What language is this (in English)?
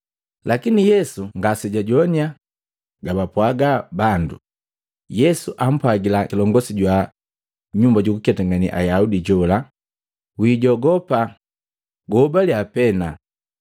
Matengo